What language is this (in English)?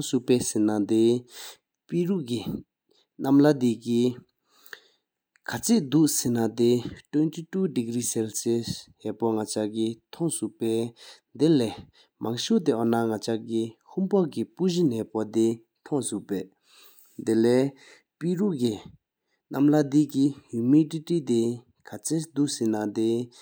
Sikkimese